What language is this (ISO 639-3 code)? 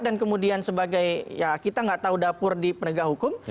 ind